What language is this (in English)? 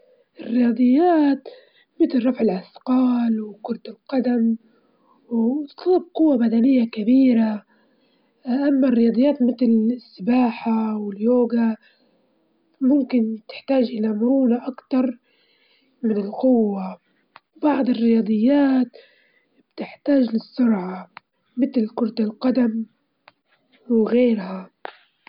Libyan Arabic